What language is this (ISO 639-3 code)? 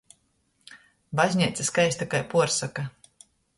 ltg